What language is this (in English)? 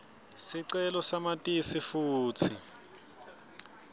Swati